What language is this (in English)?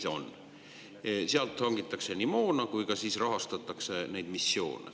Estonian